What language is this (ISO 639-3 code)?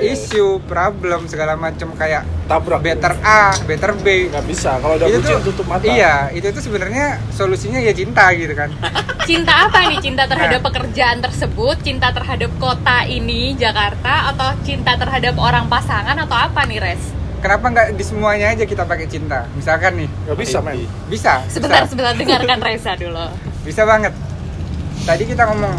ind